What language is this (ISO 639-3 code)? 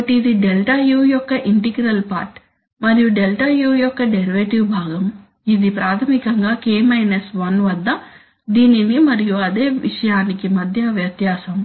tel